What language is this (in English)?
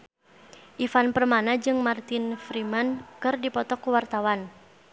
Sundanese